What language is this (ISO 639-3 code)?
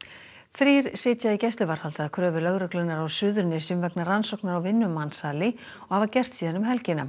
isl